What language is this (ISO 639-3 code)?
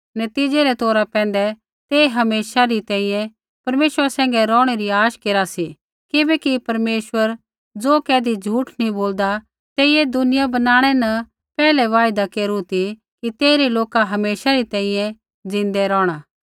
kfx